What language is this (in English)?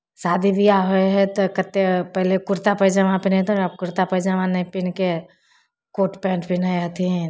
Maithili